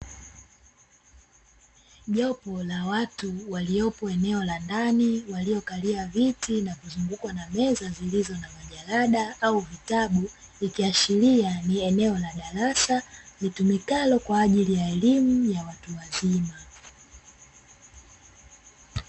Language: Swahili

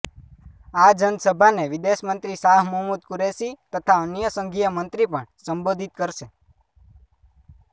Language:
Gujarati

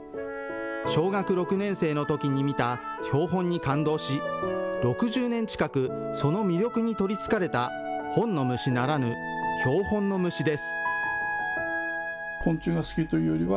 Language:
Japanese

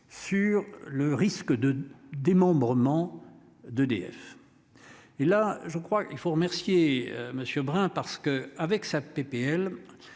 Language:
French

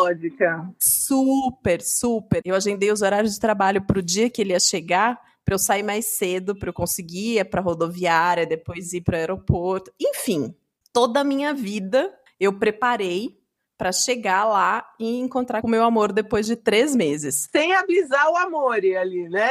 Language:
Portuguese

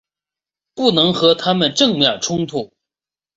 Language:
Chinese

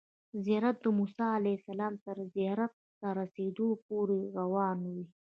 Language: Pashto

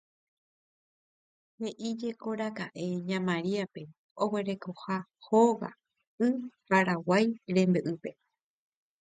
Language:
Guarani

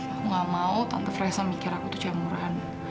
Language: Indonesian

